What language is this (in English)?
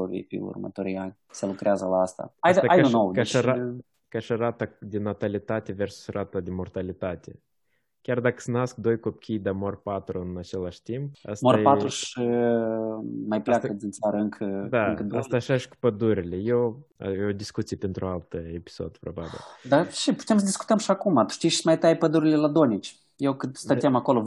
Romanian